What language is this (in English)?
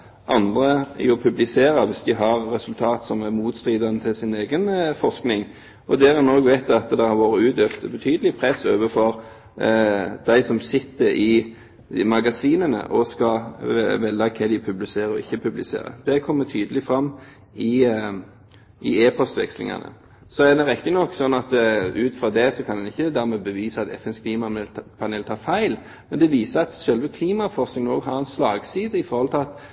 Norwegian Bokmål